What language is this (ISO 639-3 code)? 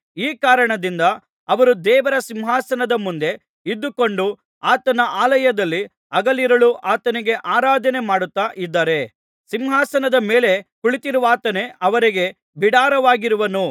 kan